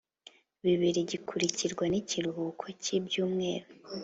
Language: Kinyarwanda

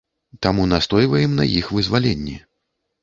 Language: Belarusian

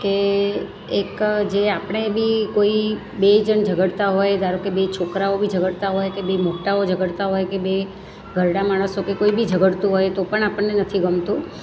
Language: Gujarati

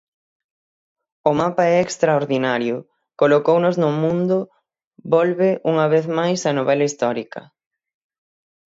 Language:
Galician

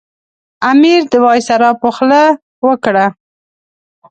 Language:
Pashto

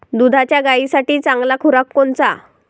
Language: Marathi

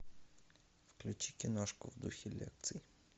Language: Russian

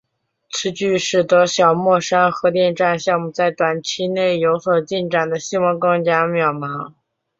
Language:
Chinese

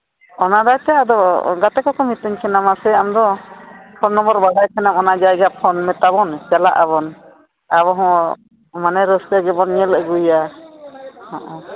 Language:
Santali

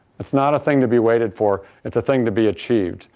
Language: English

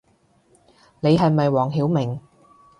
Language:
Cantonese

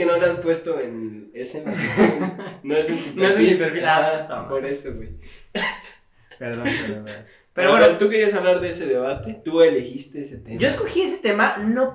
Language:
Spanish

